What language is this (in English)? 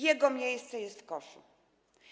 Polish